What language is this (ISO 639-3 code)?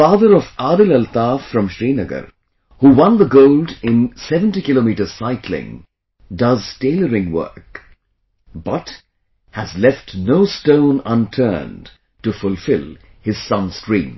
eng